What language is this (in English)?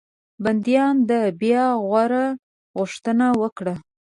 Pashto